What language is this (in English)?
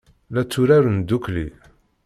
Kabyle